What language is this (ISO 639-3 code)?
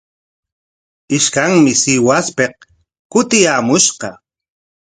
qwa